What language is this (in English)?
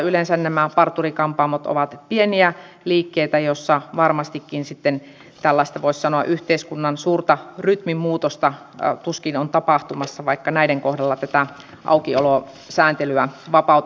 Finnish